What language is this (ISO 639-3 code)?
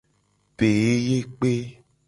gej